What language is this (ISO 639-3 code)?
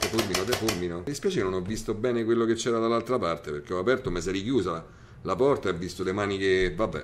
ita